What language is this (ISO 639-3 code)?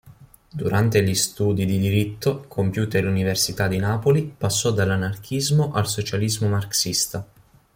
ita